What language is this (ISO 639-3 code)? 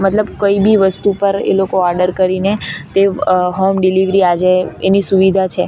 guj